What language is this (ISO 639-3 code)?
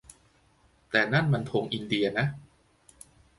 tha